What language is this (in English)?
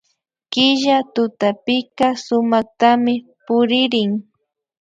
Imbabura Highland Quichua